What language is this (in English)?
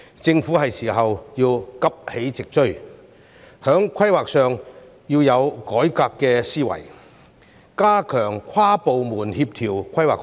Cantonese